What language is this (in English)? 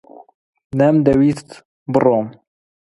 Central Kurdish